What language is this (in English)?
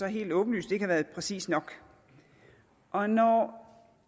Danish